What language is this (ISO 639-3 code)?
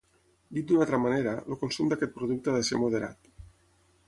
cat